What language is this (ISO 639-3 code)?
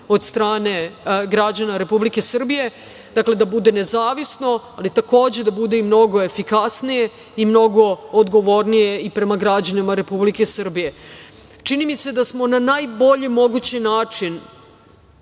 srp